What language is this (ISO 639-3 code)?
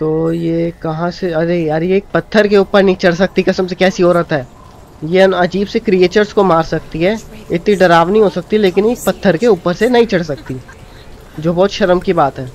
hin